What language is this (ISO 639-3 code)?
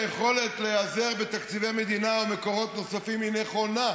heb